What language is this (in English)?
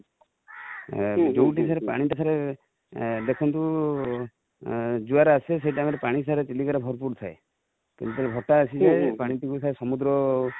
Odia